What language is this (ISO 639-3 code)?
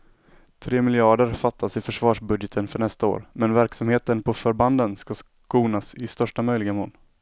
swe